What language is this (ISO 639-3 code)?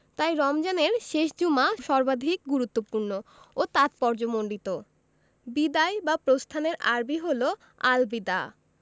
ben